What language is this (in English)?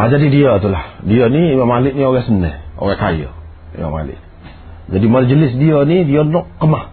Malay